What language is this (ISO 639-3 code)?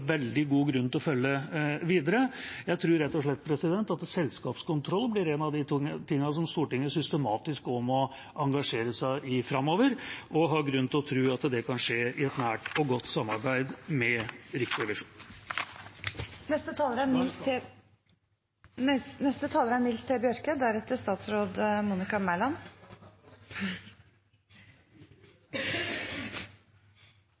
nor